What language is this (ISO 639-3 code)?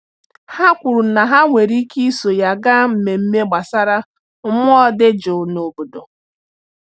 ibo